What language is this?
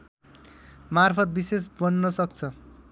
Nepali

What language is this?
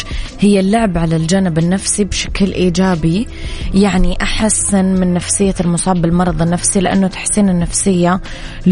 Arabic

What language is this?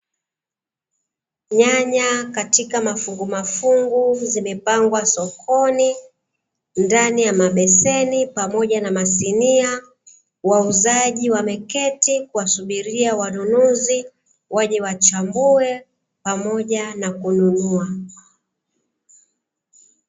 Swahili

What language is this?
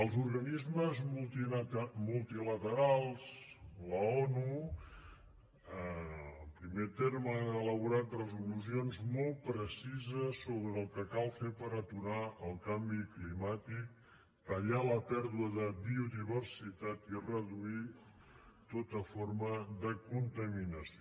Catalan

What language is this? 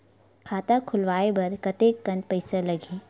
Chhattisgarhi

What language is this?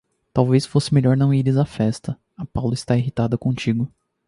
Portuguese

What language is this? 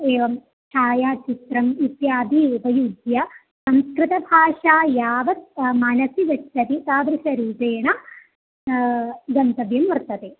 Sanskrit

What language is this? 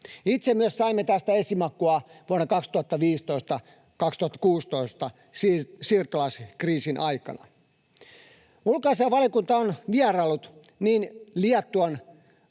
Finnish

